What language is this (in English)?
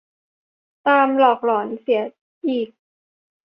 Thai